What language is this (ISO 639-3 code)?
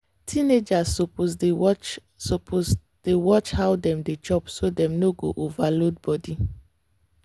pcm